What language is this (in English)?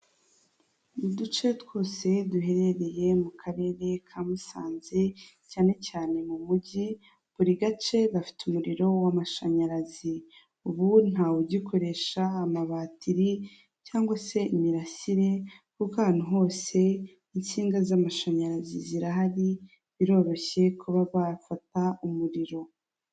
Kinyarwanda